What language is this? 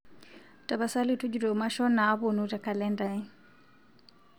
Masai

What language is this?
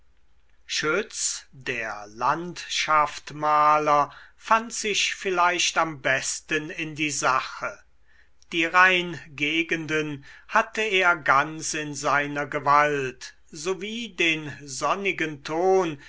German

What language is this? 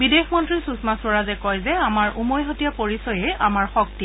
Assamese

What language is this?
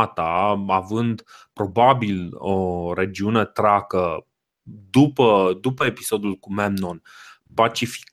Romanian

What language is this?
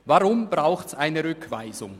Swiss German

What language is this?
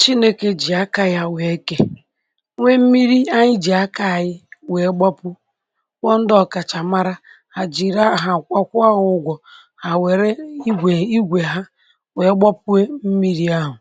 Igbo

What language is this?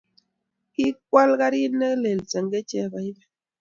Kalenjin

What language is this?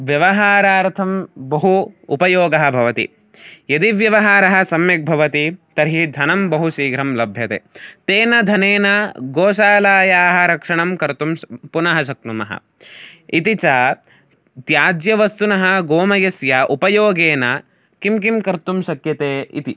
Sanskrit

